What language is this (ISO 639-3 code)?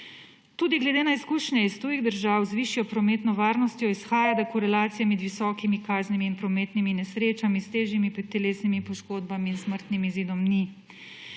slv